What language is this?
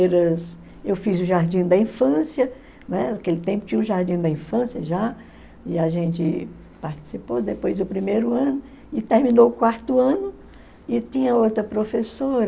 Portuguese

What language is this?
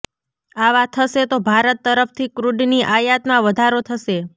Gujarati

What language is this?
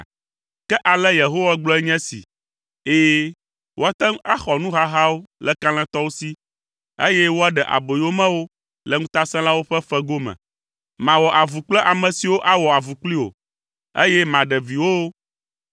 Ewe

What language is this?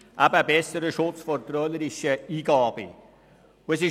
Swiss German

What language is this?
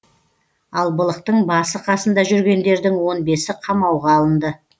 Kazakh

